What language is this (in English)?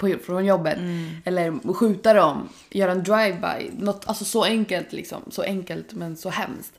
Swedish